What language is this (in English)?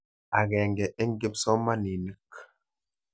Kalenjin